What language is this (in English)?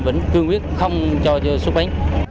Vietnamese